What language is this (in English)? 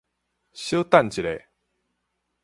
Min Nan Chinese